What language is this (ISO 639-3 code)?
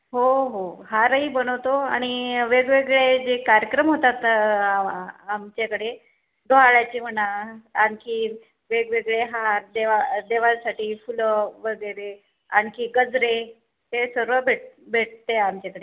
mar